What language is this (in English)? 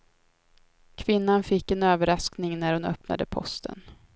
Swedish